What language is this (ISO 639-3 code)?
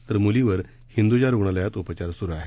mar